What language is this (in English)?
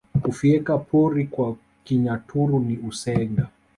Swahili